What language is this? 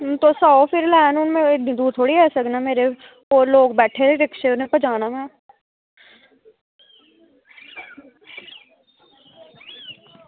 Dogri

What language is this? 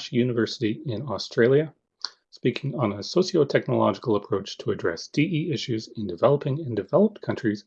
English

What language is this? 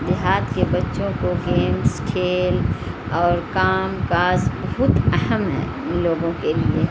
Urdu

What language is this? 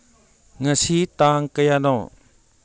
Manipuri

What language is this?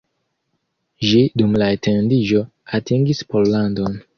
Esperanto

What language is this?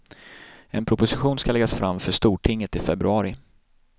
Swedish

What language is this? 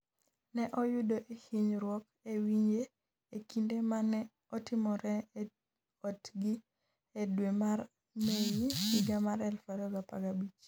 Luo (Kenya and Tanzania)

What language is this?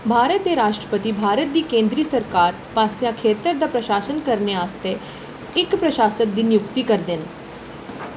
Dogri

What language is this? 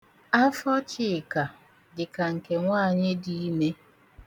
Igbo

